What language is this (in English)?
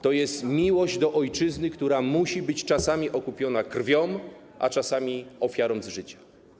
Polish